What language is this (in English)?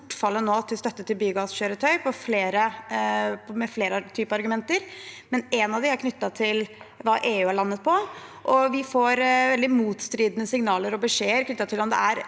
Norwegian